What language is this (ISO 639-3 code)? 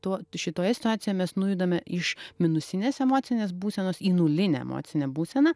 lit